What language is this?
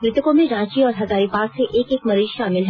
Hindi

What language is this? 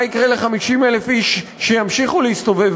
Hebrew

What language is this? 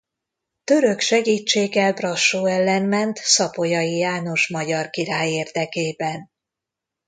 Hungarian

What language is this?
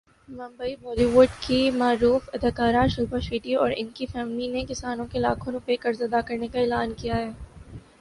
Urdu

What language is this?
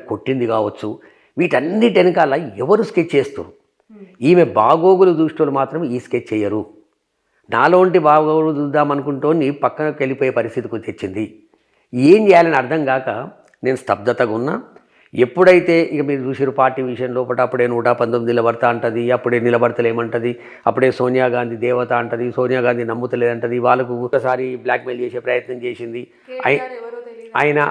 Telugu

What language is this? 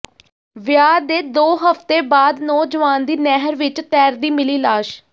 Punjabi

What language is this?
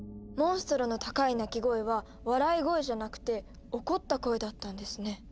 Japanese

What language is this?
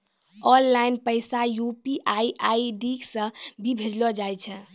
Maithili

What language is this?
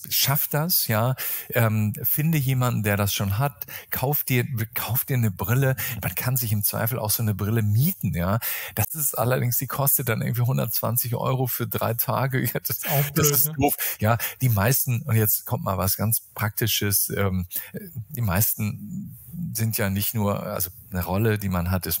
German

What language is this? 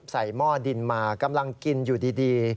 Thai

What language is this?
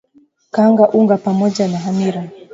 Swahili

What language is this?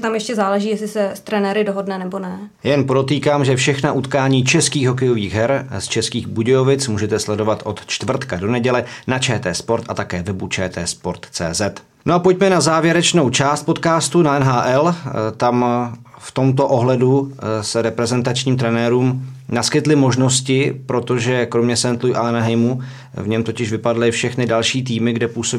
Czech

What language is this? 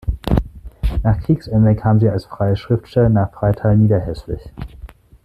German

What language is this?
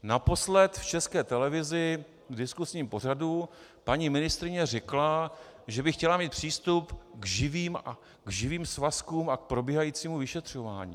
Czech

